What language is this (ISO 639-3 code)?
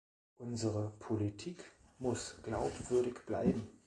deu